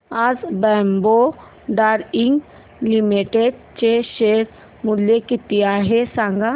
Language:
Marathi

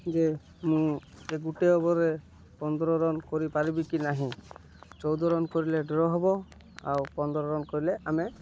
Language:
Odia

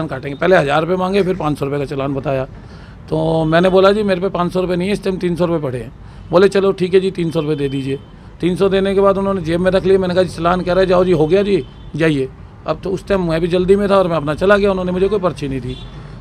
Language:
Hindi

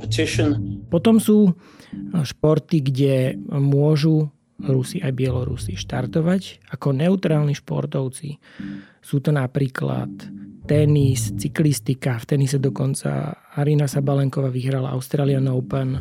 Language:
Slovak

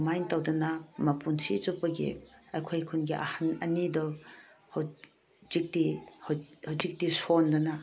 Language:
Manipuri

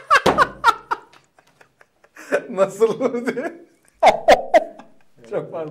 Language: Turkish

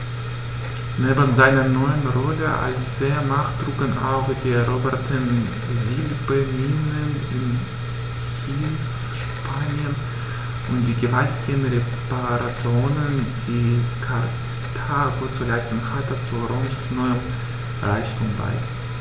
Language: German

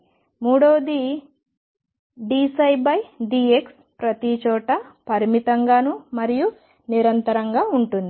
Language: Telugu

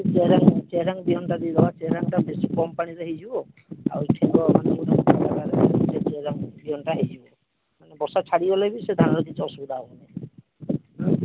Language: Odia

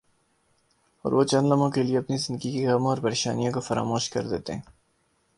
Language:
Urdu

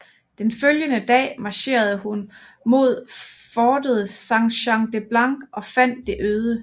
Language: Danish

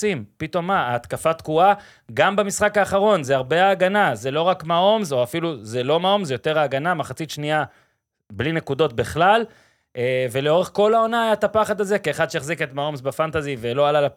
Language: Hebrew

